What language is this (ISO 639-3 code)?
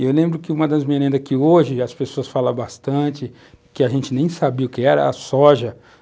por